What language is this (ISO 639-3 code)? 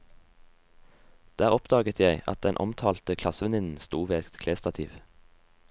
nor